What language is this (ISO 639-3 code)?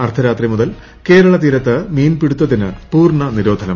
mal